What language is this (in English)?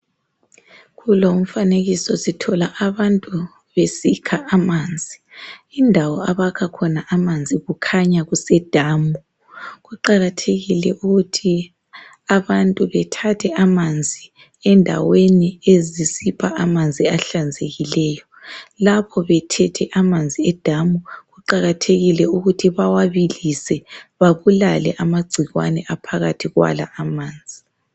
North Ndebele